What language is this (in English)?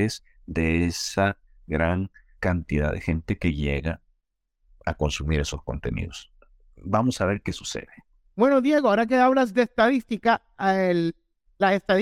Spanish